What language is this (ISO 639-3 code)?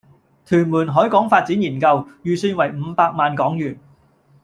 yue